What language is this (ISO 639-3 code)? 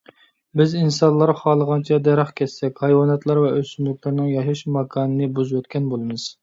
uig